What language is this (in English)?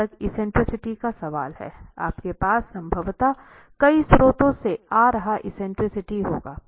Hindi